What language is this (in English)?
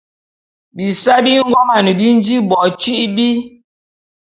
Bulu